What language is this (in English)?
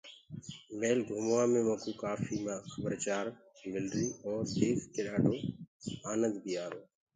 Gurgula